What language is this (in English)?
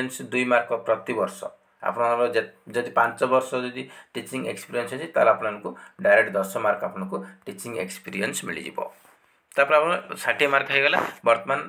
Hindi